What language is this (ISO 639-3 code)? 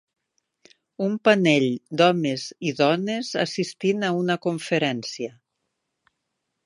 cat